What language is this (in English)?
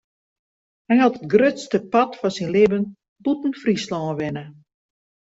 Western Frisian